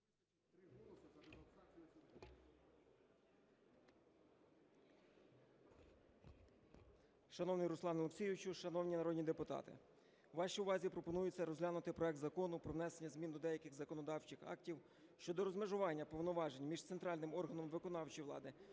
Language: Ukrainian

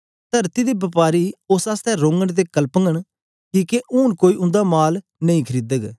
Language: Dogri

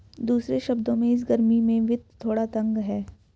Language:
Hindi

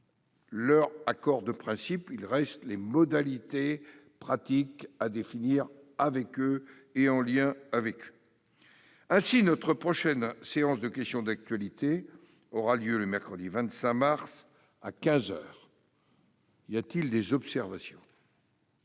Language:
French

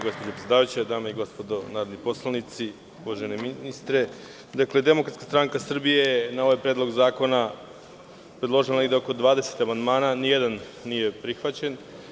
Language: Serbian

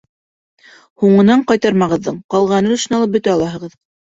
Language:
Bashkir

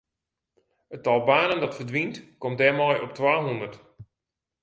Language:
Western Frisian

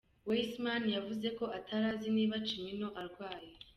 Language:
Kinyarwanda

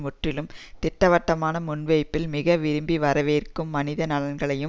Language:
Tamil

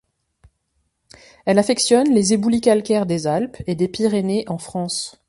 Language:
French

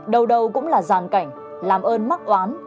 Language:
Vietnamese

